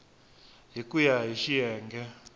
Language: Tsonga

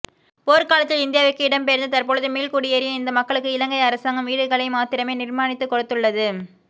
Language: Tamil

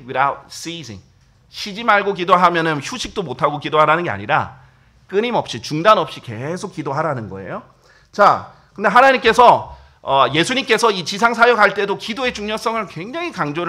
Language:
Korean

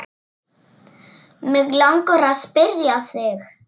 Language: Icelandic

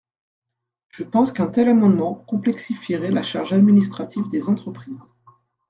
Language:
French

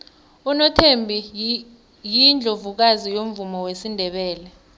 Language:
South Ndebele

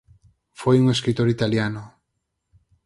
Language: Galician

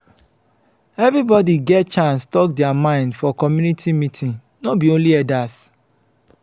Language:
Nigerian Pidgin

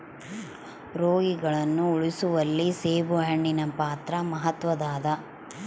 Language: Kannada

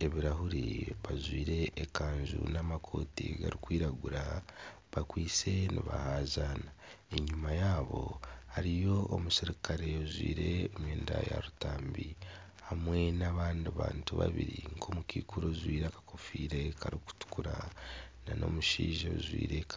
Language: Nyankole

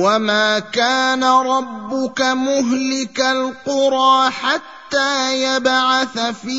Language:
Arabic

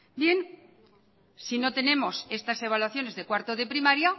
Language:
Spanish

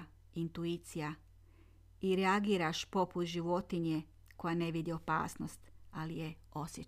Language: Croatian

